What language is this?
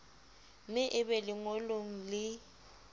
Southern Sotho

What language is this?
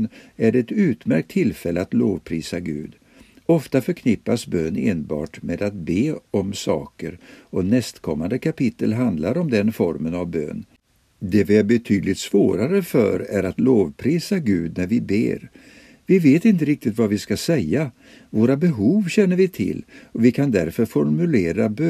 Swedish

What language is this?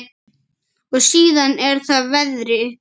Icelandic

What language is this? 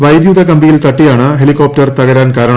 Malayalam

